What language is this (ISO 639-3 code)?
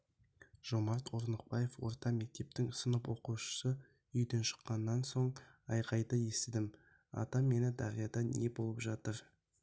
kaz